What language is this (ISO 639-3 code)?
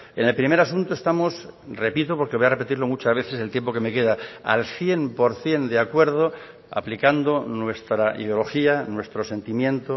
spa